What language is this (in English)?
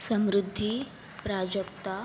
Marathi